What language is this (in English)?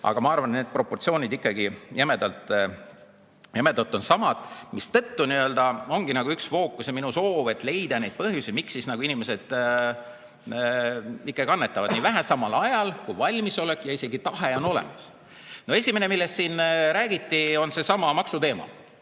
Estonian